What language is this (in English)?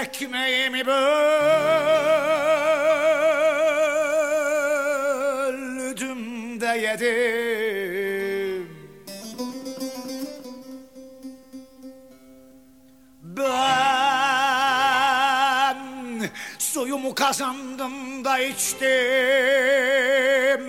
Turkish